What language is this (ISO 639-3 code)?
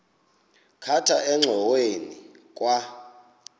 xho